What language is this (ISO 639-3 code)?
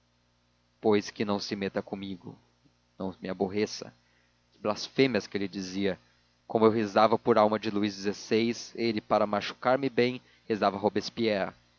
por